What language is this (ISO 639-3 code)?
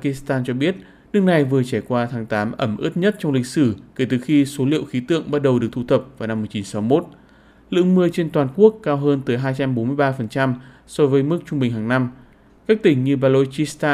vie